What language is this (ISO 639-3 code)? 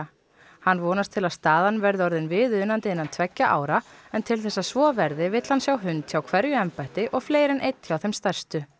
isl